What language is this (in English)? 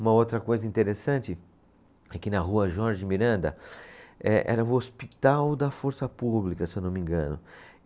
Portuguese